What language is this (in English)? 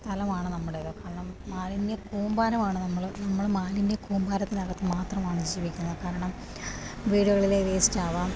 Malayalam